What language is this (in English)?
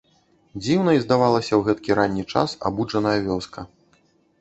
Belarusian